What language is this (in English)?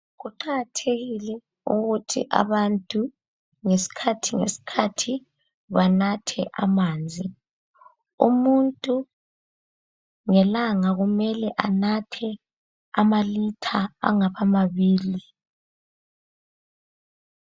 North Ndebele